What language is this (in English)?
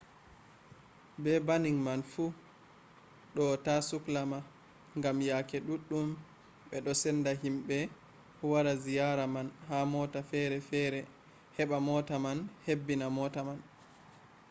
Fula